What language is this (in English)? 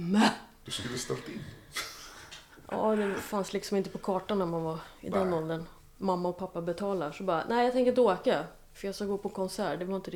Swedish